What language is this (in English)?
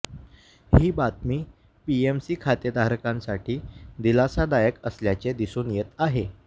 Marathi